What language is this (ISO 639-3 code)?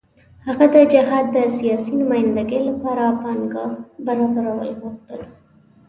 pus